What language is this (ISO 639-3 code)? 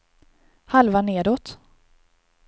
swe